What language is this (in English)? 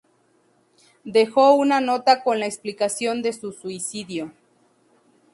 Spanish